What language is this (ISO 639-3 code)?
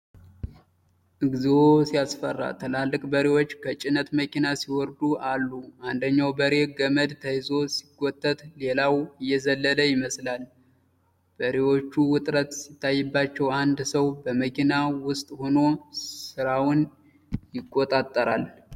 amh